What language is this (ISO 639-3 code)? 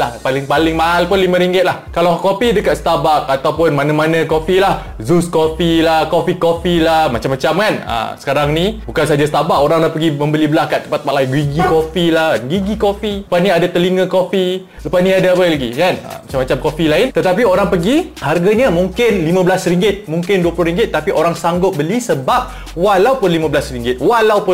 msa